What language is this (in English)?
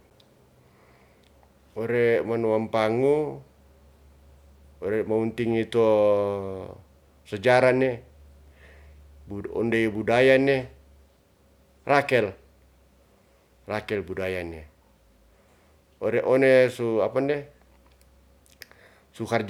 Ratahan